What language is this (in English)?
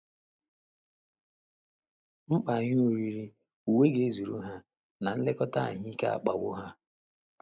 Igbo